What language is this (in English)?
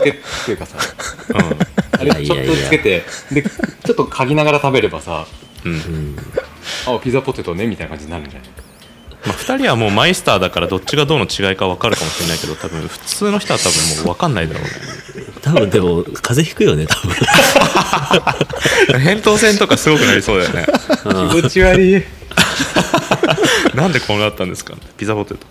Japanese